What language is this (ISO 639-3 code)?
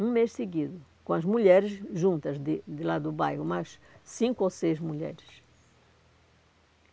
por